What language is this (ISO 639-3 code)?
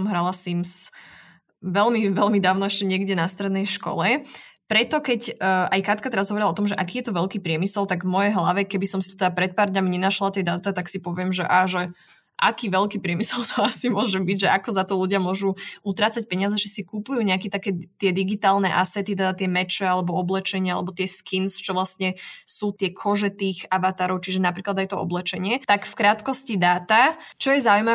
slk